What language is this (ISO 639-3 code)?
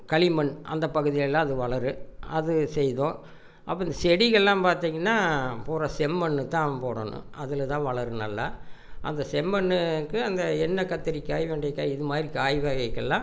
tam